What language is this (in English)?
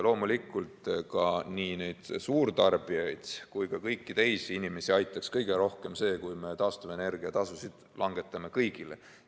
Estonian